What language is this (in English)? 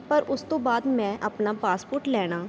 Punjabi